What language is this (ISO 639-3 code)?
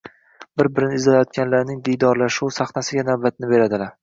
uzb